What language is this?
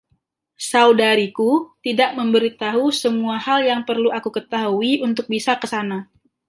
Indonesian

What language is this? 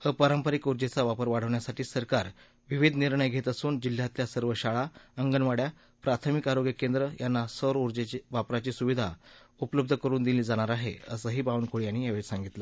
Marathi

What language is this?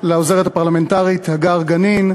Hebrew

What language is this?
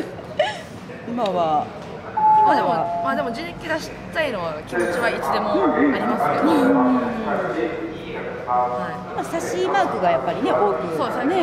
Japanese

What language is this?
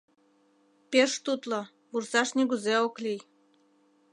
Mari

